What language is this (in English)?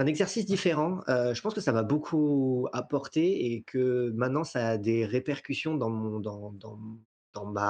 French